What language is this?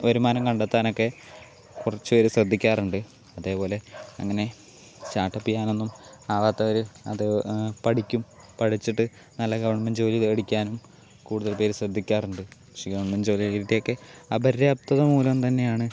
Malayalam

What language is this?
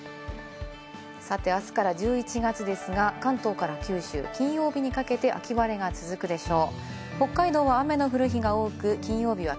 Japanese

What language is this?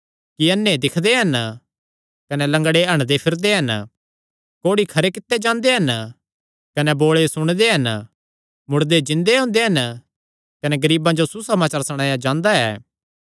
Kangri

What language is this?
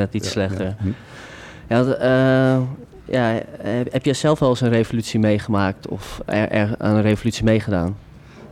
Dutch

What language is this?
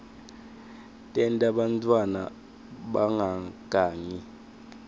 Swati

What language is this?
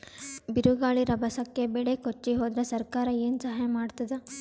Kannada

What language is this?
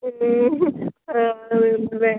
Malayalam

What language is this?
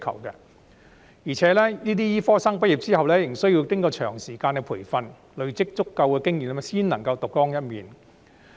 Cantonese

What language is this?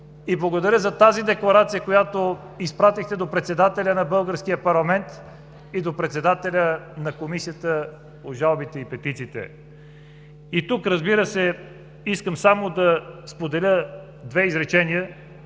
Bulgarian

